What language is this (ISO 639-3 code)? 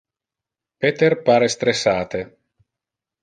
ina